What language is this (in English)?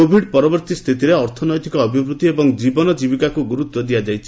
Odia